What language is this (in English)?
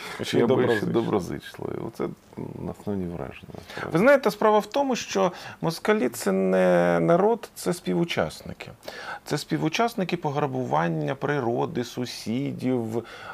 Ukrainian